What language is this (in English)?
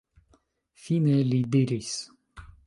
Esperanto